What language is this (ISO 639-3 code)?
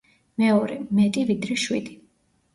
kat